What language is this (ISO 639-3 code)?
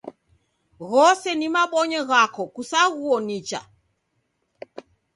dav